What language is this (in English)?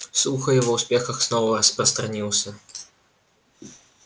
Russian